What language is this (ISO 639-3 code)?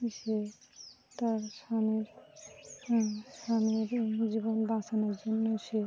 ben